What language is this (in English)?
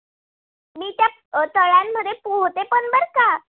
Marathi